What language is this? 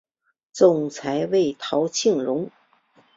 Chinese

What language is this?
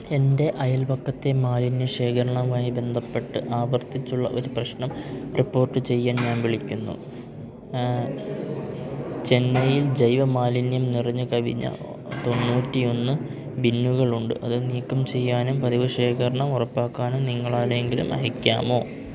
Malayalam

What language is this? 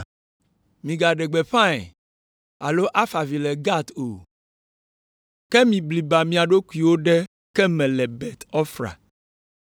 Ewe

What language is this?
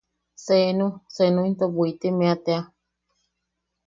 Yaqui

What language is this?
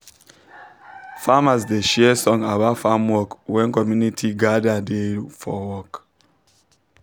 Nigerian Pidgin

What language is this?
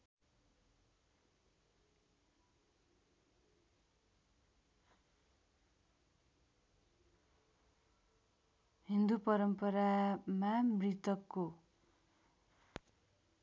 Nepali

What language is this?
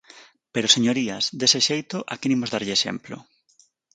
Galician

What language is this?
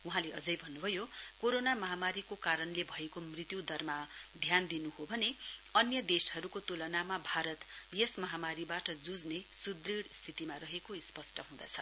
Nepali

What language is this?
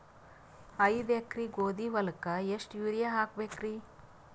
Kannada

